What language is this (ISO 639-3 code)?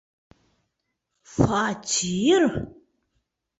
bak